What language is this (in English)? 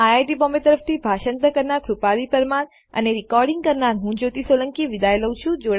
Gujarati